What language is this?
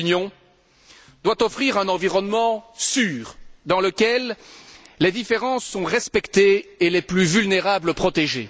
French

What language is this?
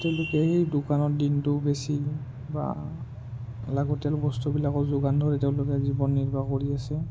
Assamese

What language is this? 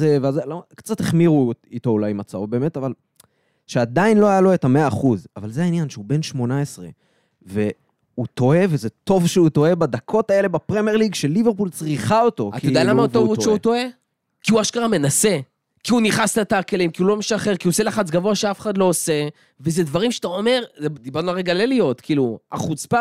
Hebrew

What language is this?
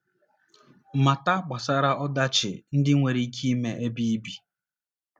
Igbo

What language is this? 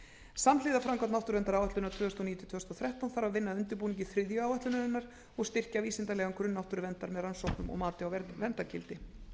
Icelandic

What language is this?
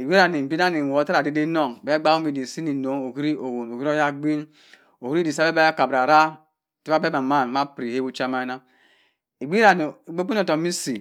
Cross River Mbembe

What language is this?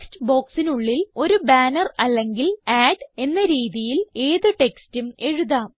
Malayalam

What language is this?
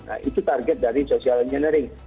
Indonesian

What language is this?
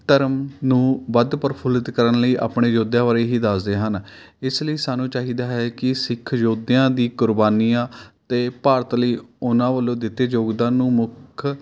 Punjabi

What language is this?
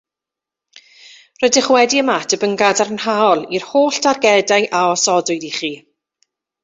Welsh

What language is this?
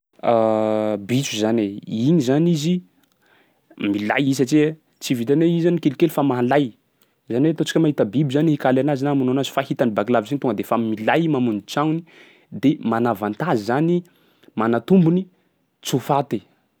Sakalava Malagasy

